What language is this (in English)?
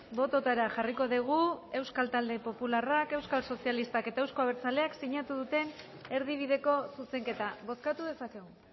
Basque